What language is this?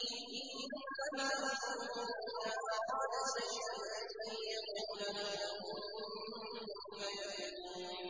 Arabic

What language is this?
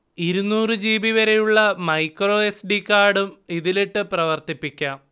Malayalam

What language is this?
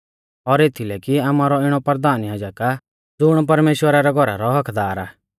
Mahasu Pahari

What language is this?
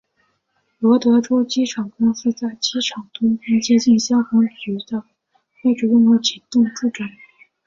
Chinese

